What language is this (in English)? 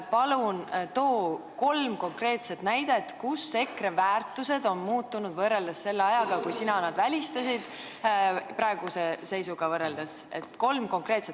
Estonian